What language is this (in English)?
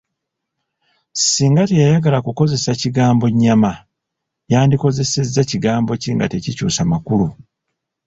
Ganda